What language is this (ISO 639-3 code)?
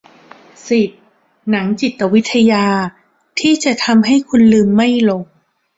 tha